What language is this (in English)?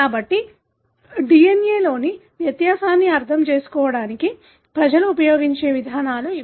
Telugu